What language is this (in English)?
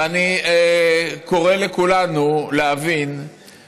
Hebrew